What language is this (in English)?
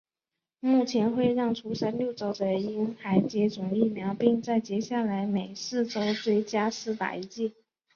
Chinese